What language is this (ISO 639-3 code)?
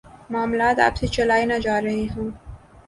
urd